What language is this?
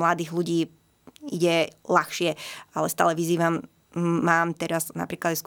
Slovak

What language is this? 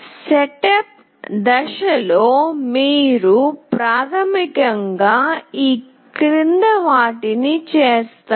Telugu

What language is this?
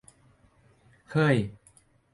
Thai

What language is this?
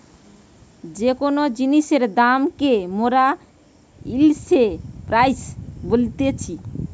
Bangla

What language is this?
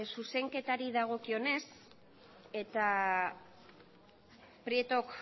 Basque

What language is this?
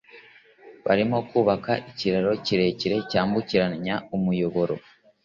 Kinyarwanda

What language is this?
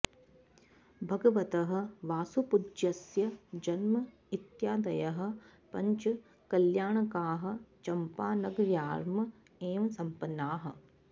Sanskrit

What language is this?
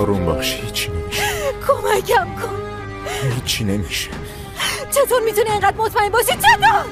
Persian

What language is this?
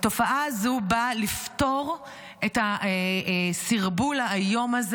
Hebrew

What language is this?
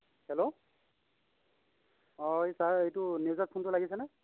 Assamese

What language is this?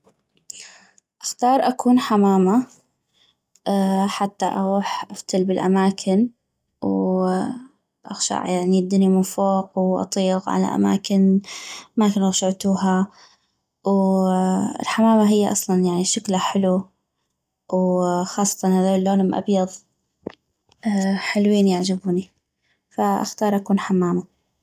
North Mesopotamian Arabic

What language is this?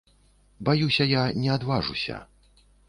Belarusian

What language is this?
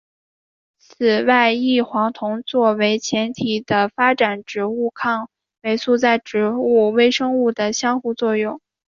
Chinese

